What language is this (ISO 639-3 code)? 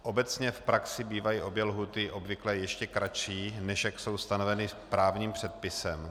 ces